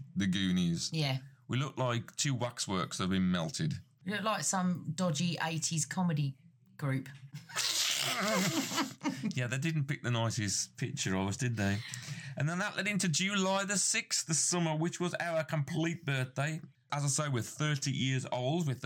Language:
English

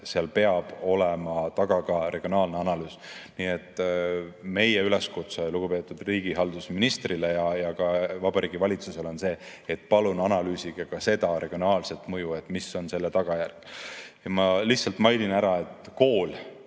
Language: Estonian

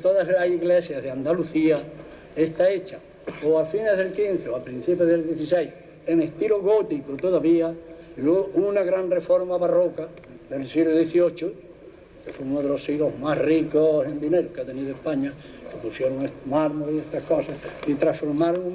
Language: Spanish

